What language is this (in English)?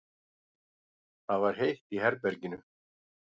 Icelandic